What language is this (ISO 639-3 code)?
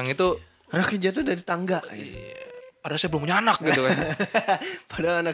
ind